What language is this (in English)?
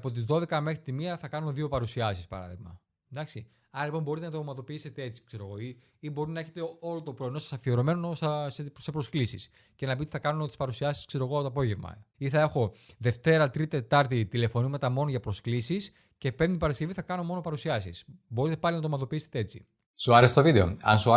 Greek